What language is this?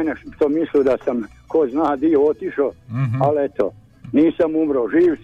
Croatian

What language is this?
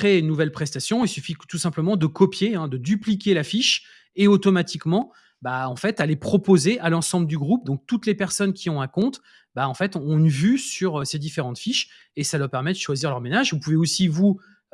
French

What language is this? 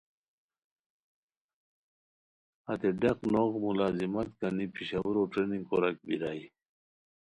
Khowar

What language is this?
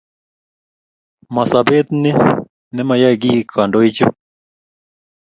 Kalenjin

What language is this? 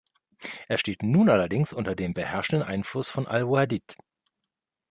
German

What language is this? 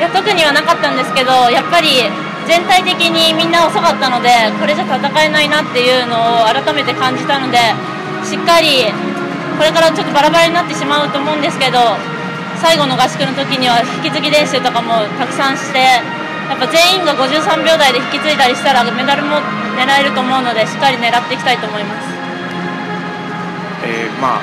Japanese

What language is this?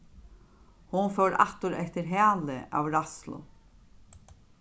Faroese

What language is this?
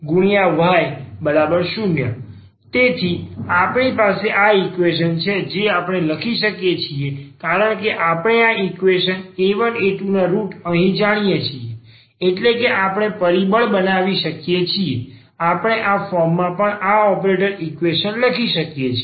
Gujarati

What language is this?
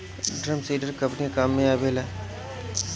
Bhojpuri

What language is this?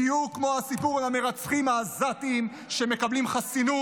Hebrew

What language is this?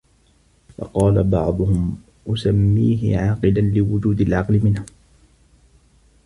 Arabic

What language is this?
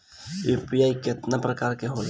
Bhojpuri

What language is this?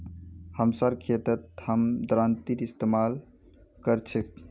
Magahi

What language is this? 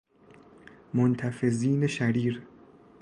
Persian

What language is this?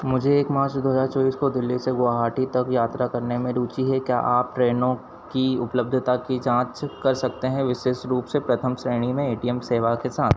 Hindi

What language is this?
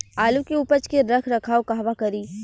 Bhojpuri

